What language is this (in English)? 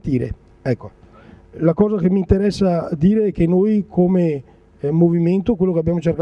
Italian